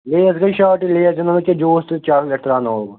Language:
Kashmiri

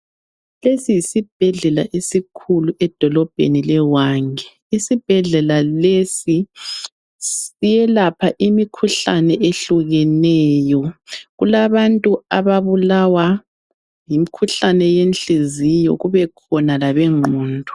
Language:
North Ndebele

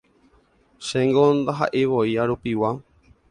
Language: Guarani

